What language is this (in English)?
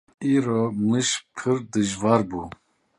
Kurdish